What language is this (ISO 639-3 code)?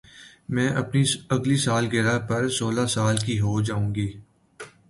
urd